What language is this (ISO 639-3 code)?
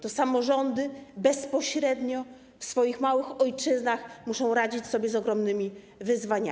pol